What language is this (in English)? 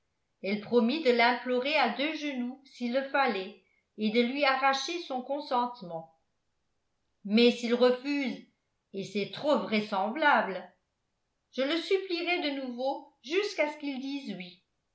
French